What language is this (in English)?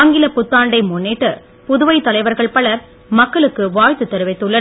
Tamil